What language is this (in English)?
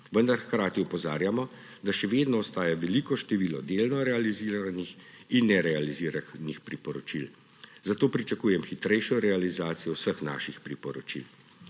Slovenian